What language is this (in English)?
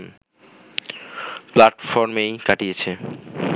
Bangla